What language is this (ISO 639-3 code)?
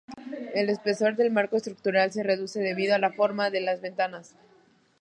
spa